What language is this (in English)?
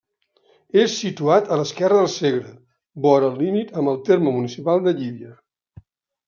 Catalan